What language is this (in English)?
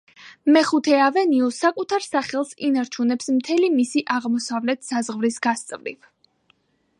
Georgian